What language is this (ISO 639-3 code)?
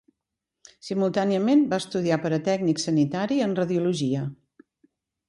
cat